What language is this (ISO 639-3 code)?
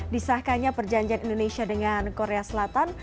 ind